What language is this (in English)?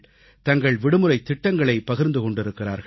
Tamil